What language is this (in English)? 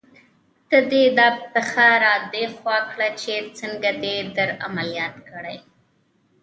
Pashto